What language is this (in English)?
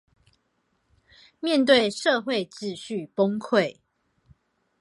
Chinese